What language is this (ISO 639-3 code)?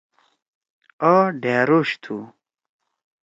trw